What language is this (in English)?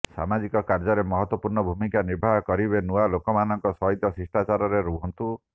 Odia